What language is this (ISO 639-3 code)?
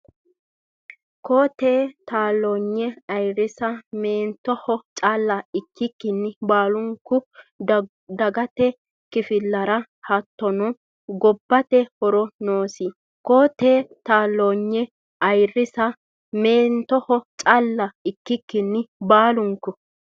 sid